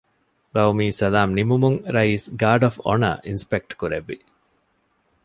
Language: Divehi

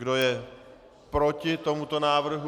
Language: Czech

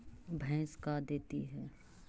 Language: Magahi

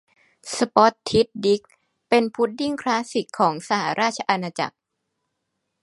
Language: Thai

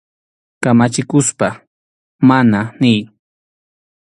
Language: Arequipa-La Unión Quechua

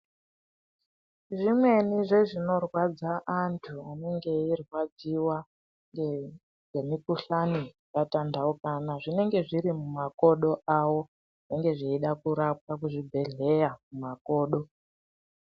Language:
Ndau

